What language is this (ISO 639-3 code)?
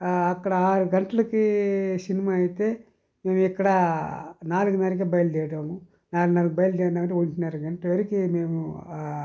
tel